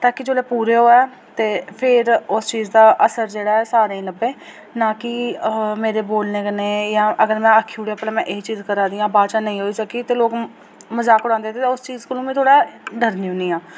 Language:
Dogri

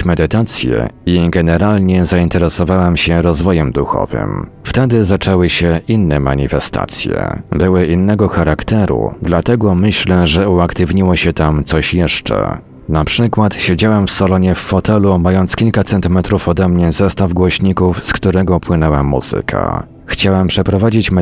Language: Polish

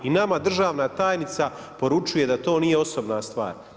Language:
Croatian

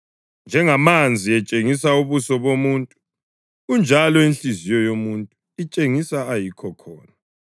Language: North Ndebele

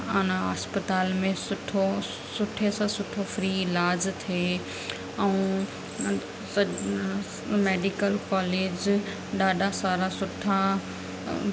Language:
Sindhi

